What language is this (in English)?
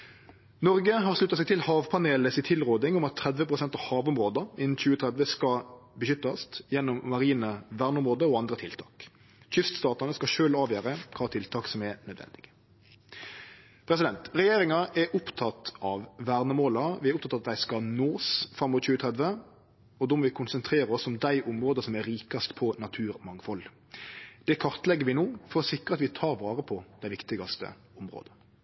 Norwegian Nynorsk